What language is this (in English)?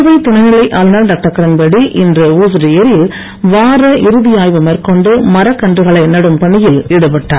Tamil